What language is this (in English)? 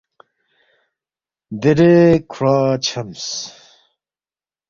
Balti